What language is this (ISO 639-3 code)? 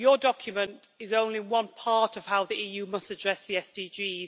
eng